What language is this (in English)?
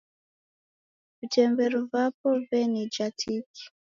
Taita